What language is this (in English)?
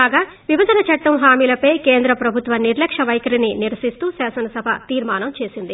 Telugu